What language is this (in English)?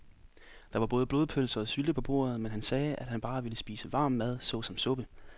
Danish